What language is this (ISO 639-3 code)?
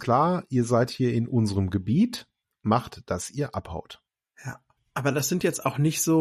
deu